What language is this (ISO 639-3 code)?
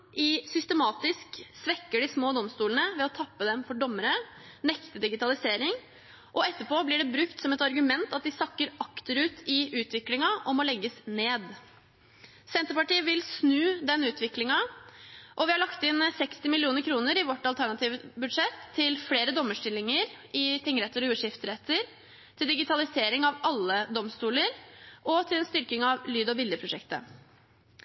nob